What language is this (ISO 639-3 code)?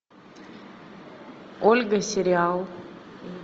rus